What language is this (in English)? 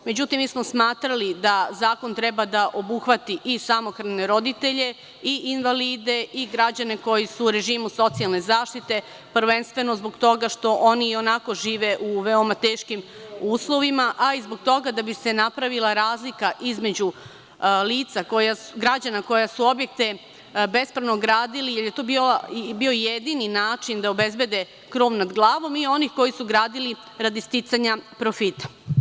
Serbian